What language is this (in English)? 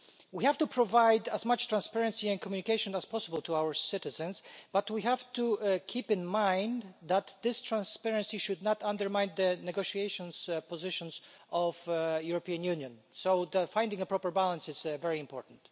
English